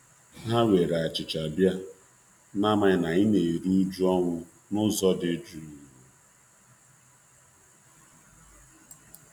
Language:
Igbo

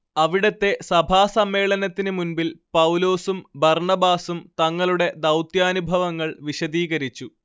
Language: Malayalam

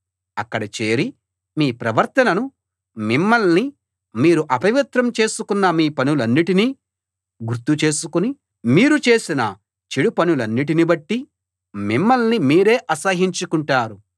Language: Telugu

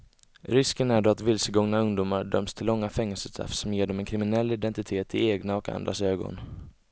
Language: Swedish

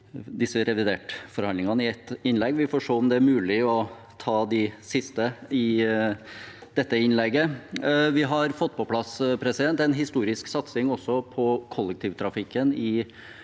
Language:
Norwegian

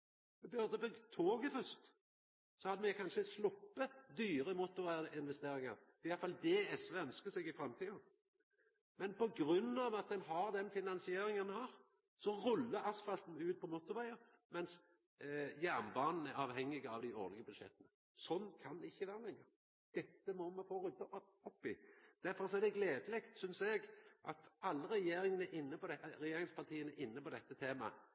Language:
Norwegian Nynorsk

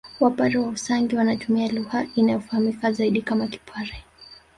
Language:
Swahili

